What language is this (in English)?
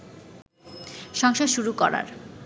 Bangla